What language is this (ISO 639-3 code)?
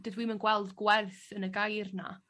cym